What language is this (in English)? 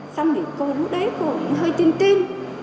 Vietnamese